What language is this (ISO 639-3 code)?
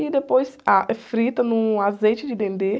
por